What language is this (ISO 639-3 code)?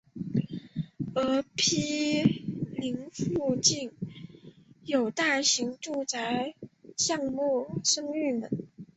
zho